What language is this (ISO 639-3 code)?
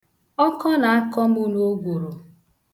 ibo